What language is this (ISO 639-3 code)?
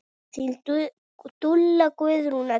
isl